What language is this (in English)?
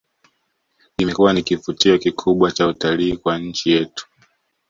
Swahili